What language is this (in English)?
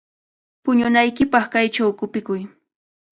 Cajatambo North Lima Quechua